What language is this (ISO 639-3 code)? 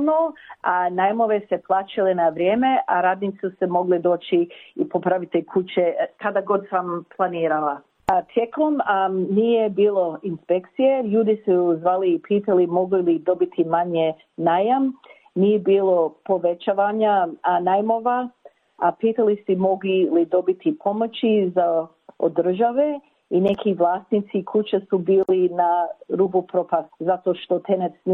hrv